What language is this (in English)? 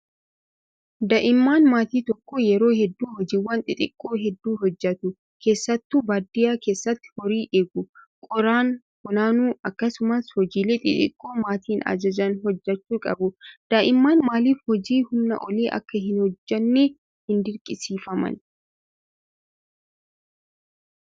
Oromo